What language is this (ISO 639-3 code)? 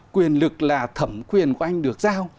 vie